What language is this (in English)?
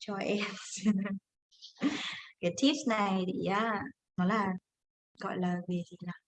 Vietnamese